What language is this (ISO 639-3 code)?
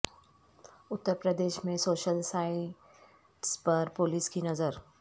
urd